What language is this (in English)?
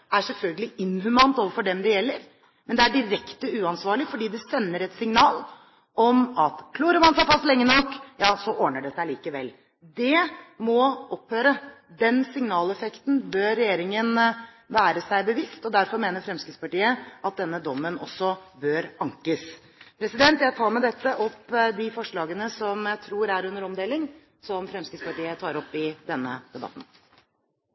Norwegian Bokmål